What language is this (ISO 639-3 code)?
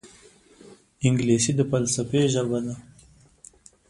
pus